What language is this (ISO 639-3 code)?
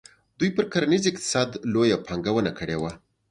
pus